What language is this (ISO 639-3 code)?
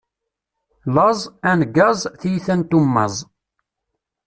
kab